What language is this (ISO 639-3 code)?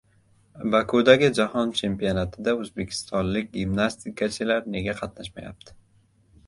uzb